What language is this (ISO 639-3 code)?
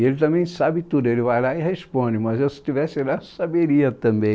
por